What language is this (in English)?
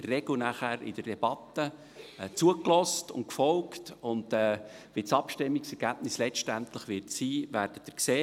Swiss German